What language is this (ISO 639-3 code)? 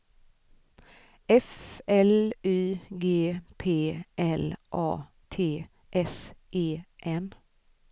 swe